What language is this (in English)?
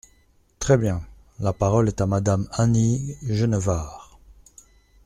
French